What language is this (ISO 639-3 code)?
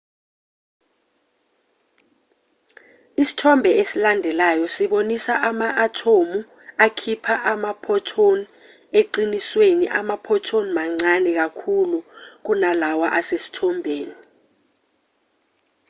zul